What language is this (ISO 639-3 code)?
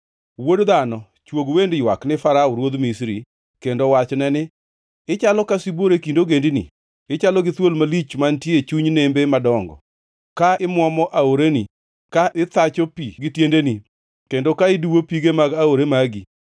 luo